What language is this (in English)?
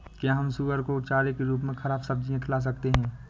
Hindi